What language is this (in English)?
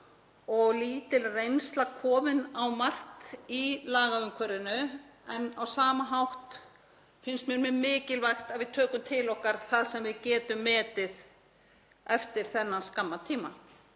Icelandic